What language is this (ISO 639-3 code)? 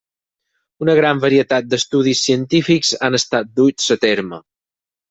cat